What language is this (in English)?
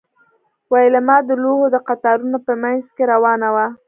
Pashto